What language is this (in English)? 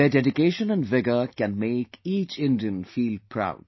English